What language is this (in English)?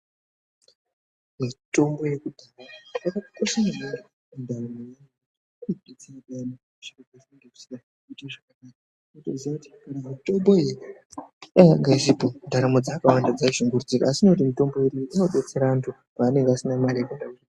Ndau